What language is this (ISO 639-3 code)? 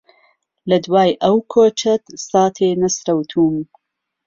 ckb